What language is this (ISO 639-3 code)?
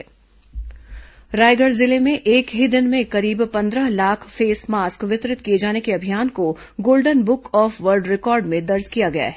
hin